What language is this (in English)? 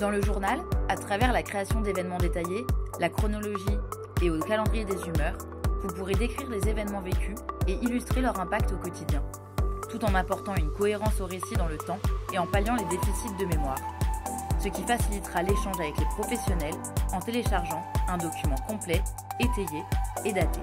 French